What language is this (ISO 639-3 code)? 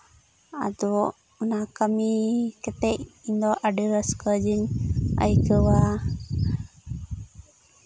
sat